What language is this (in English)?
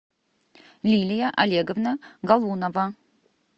Russian